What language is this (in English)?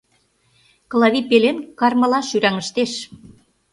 Mari